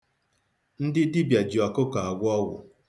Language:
Igbo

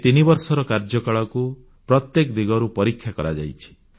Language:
Odia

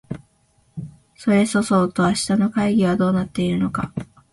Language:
Japanese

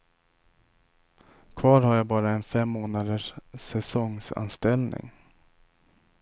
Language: Swedish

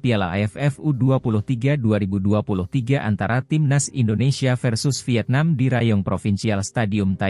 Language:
Indonesian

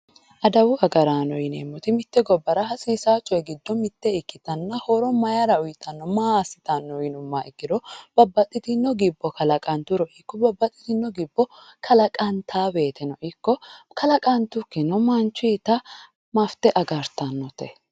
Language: Sidamo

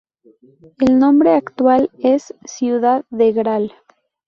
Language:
Spanish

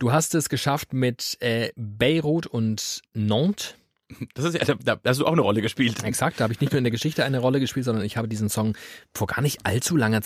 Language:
German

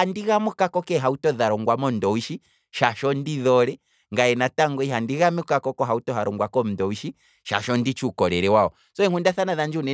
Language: Kwambi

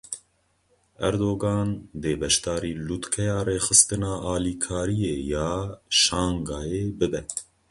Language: Kurdish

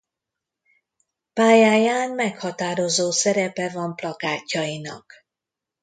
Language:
Hungarian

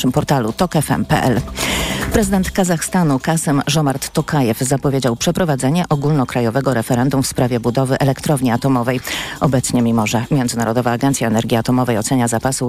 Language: Polish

